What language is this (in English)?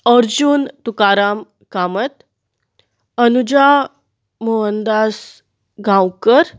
Konkani